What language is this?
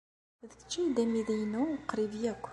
Kabyle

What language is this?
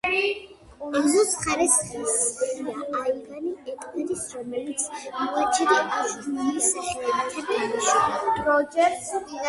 Georgian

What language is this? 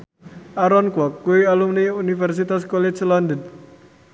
Javanese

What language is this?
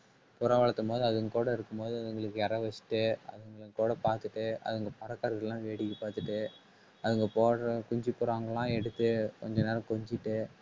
Tamil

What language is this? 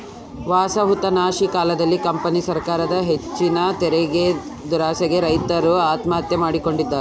Kannada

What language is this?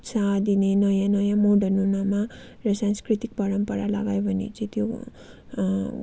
Nepali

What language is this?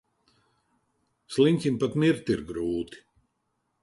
Latvian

